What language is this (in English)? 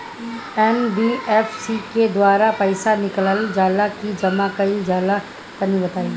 Bhojpuri